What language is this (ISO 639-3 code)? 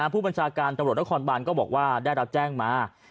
tha